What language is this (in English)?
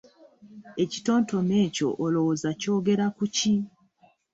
Ganda